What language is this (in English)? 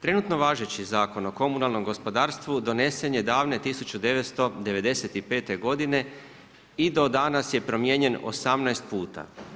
Croatian